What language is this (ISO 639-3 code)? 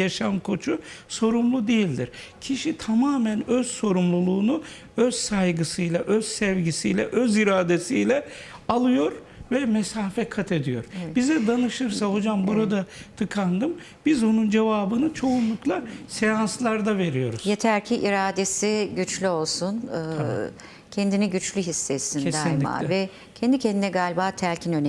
tur